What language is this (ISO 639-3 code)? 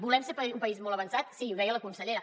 cat